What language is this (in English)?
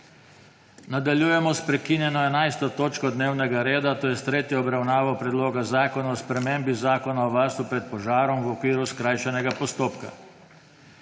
Slovenian